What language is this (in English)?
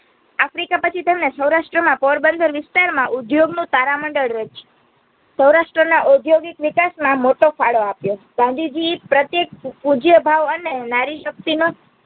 Gujarati